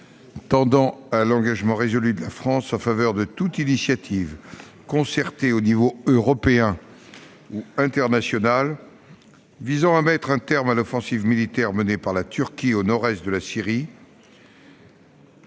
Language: French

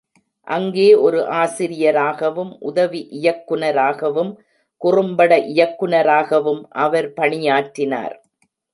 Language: Tamil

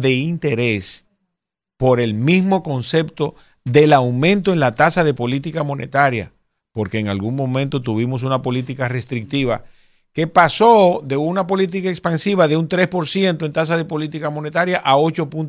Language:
Spanish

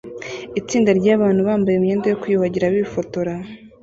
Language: Kinyarwanda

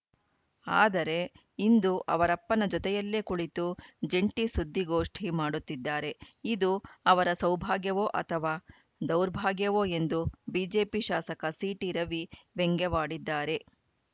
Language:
Kannada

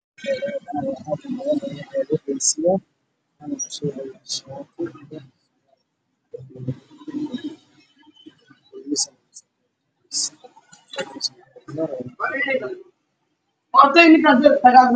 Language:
Somali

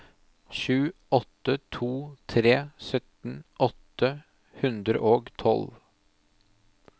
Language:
Norwegian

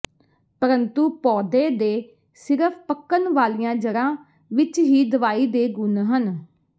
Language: Punjabi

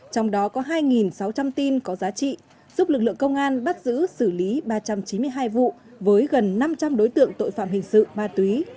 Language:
Vietnamese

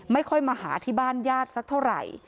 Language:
Thai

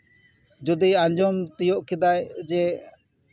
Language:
Santali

